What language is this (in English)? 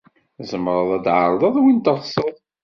Kabyle